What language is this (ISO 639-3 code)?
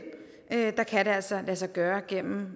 dan